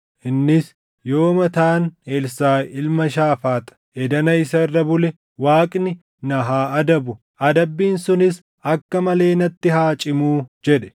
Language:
Oromo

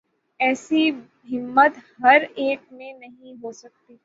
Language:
Urdu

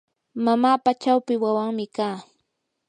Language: Yanahuanca Pasco Quechua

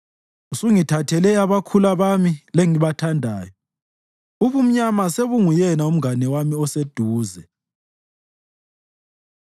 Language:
North Ndebele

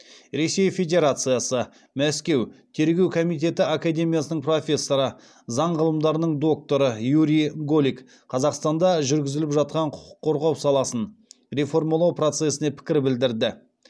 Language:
Kazakh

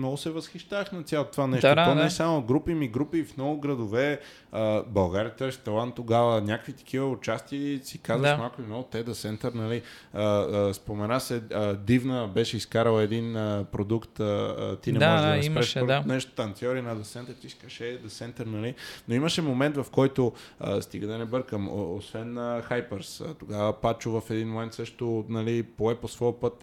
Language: Bulgarian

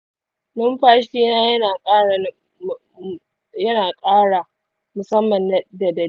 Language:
Hausa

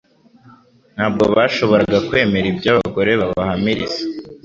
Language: Kinyarwanda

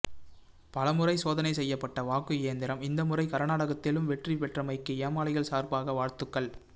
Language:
Tamil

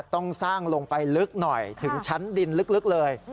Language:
Thai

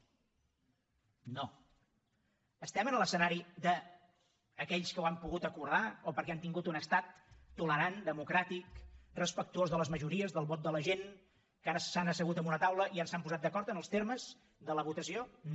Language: Catalan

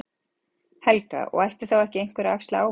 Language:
Icelandic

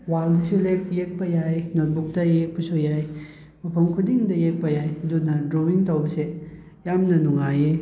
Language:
Manipuri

